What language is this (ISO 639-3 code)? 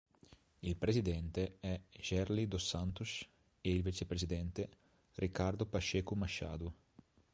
ita